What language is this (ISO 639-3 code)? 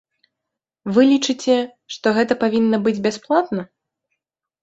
bel